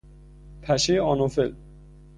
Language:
Persian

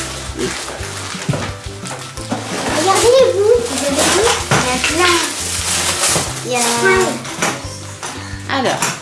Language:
French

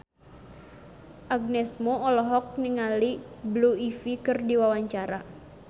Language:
Sundanese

